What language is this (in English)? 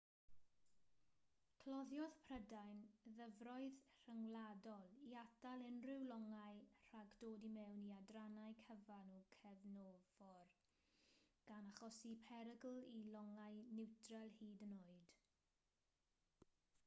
Welsh